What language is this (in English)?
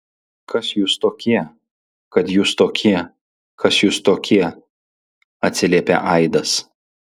Lithuanian